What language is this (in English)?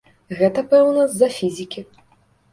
Belarusian